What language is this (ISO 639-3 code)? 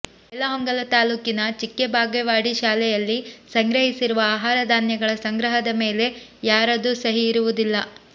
kan